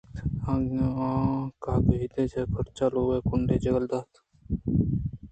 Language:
Eastern Balochi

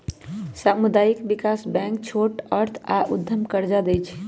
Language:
Magahi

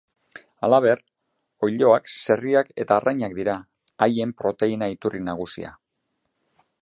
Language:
Basque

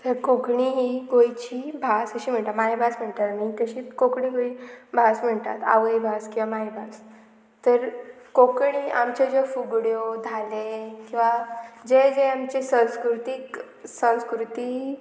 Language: Konkani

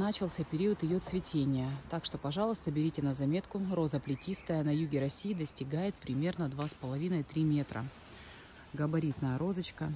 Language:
Russian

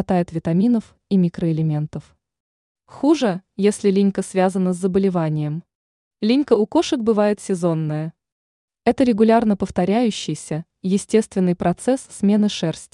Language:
Russian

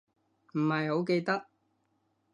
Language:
Cantonese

